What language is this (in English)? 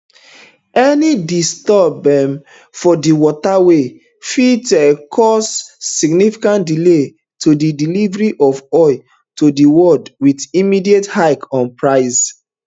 Nigerian Pidgin